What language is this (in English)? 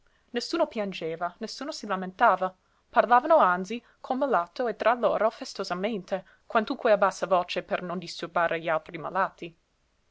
Italian